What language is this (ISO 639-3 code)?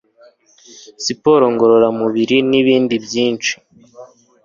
kin